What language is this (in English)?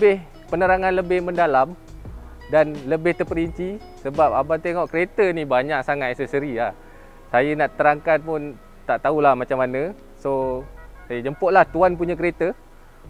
Malay